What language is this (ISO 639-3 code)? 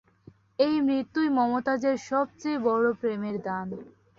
ben